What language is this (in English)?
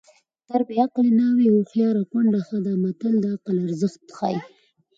Pashto